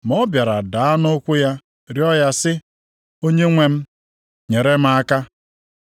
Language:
Igbo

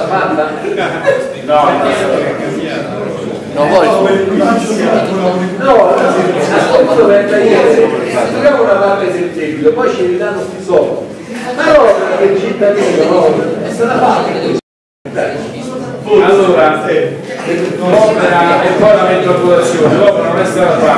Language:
Italian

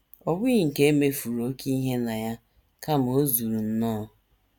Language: Igbo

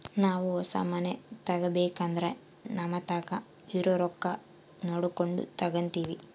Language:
Kannada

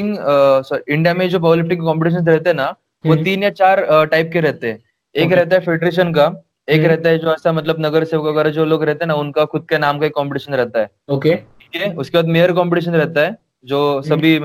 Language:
Hindi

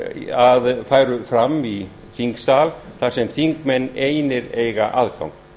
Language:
Icelandic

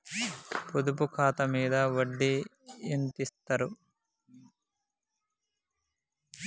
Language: Telugu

